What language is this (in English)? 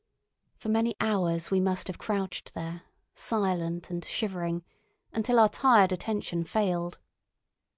English